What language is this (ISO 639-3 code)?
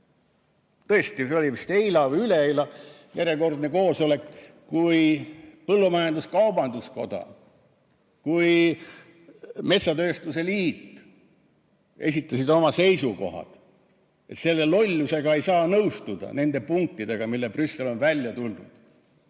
est